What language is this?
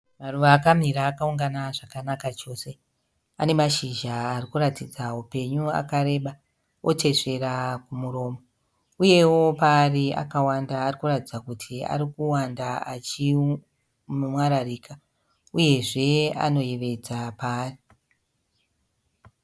Shona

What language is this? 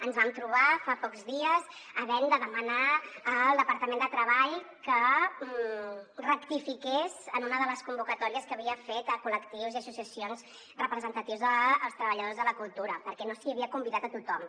Catalan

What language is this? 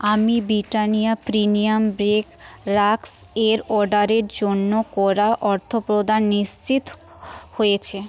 Bangla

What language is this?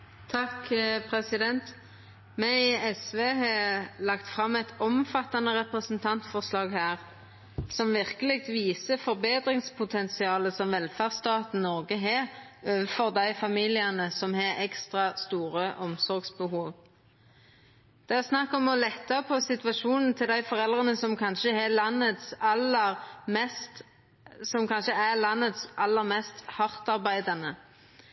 Norwegian Nynorsk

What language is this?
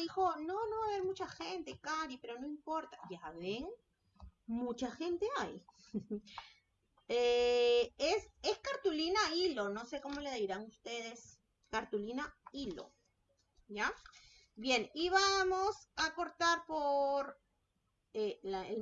Spanish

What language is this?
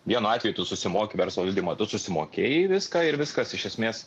Lithuanian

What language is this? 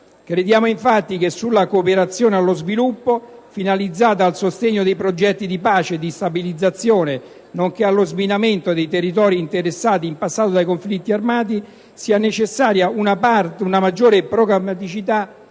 Italian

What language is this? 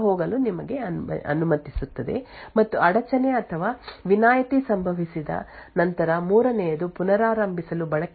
Kannada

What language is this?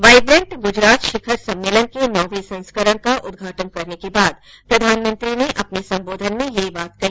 Hindi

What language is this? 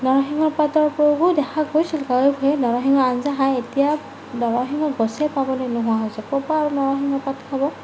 Assamese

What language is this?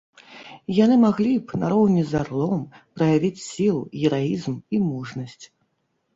Belarusian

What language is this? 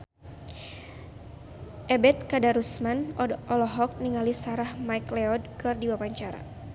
Sundanese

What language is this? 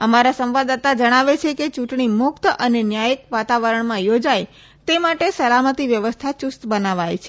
Gujarati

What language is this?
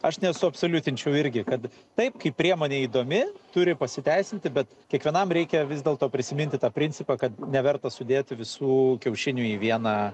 Lithuanian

